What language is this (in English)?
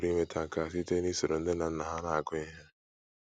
Igbo